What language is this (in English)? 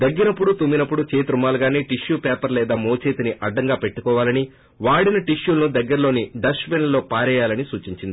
Telugu